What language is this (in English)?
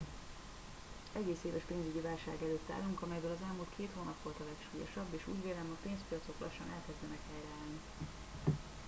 Hungarian